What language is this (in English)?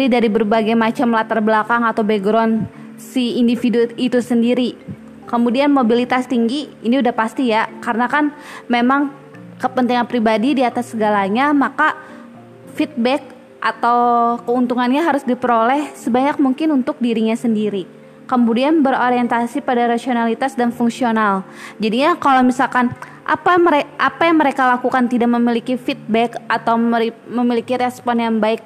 Indonesian